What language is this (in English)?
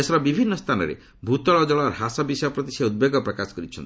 Odia